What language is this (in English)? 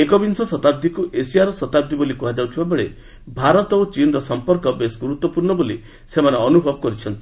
Odia